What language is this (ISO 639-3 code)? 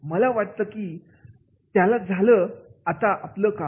mar